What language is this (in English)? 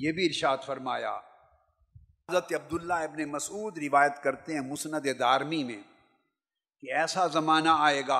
Urdu